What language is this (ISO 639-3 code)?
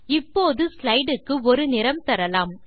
tam